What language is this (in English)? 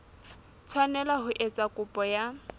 Southern Sotho